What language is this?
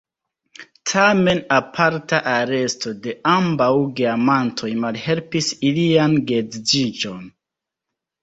Esperanto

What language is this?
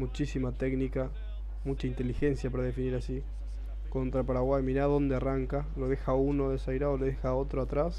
Spanish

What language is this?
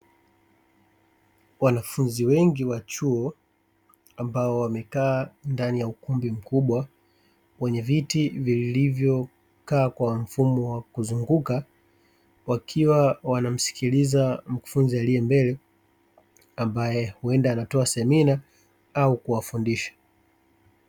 Swahili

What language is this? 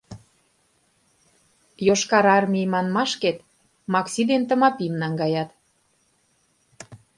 Mari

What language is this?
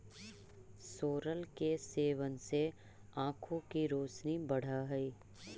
Magahi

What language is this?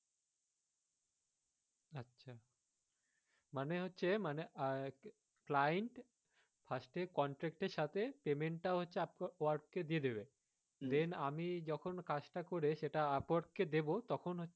Bangla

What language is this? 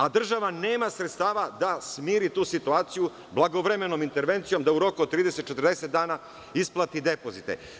Serbian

